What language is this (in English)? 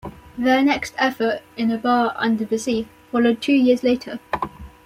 English